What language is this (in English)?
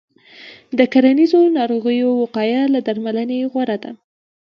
Pashto